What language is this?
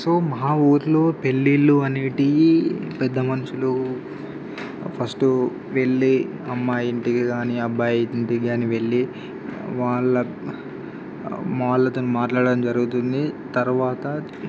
Telugu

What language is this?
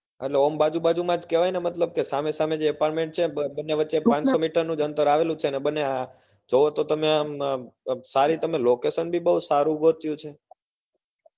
Gujarati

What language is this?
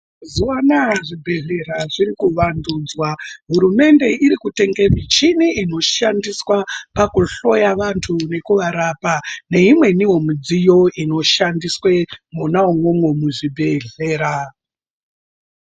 Ndau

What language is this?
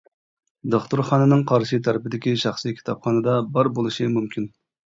Uyghur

